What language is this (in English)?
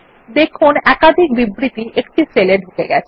Bangla